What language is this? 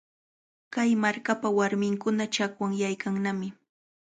Cajatambo North Lima Quechua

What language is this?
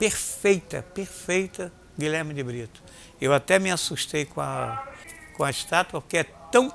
Portuguese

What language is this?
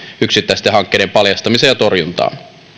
Finnish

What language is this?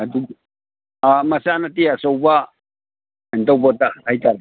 Manipuri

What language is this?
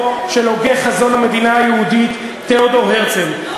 Hebrew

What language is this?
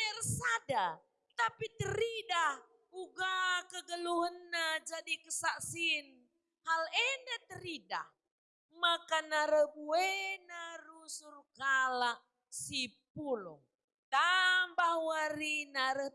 Indonesian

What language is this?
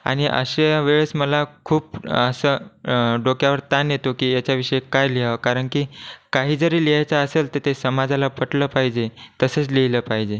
Marathi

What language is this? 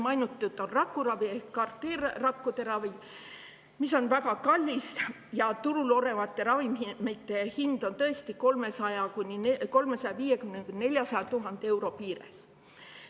Estonian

